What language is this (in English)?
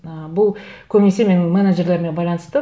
Kazakh